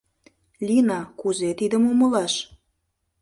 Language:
Mari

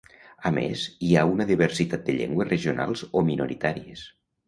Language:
Catalan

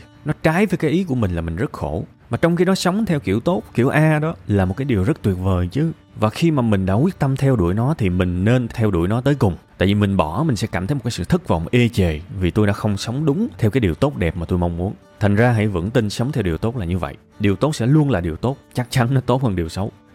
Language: Vietnamese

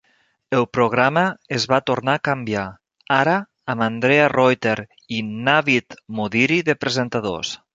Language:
Catalan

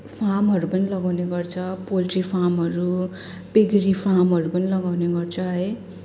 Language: Nepali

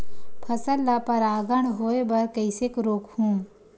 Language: Chhattisgarhi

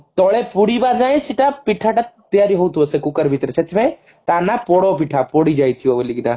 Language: Odia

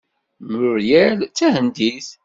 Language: Kabyle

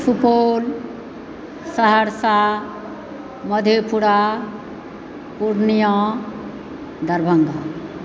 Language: Maithili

